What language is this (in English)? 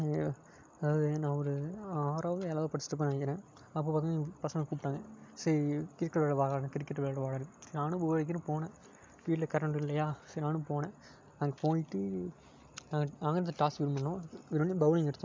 Tamil